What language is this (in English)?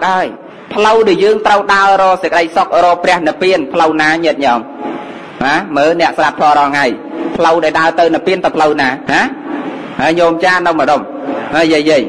Thai